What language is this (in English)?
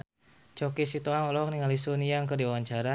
Sundanese